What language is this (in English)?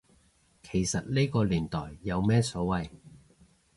Cantonese